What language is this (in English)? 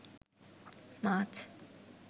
Bangla